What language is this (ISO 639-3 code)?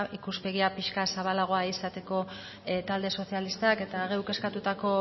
eus